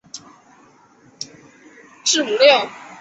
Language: Chinese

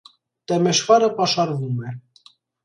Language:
Armenian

